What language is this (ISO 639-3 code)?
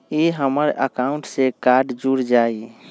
mag